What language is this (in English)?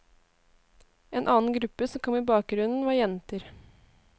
Norwegian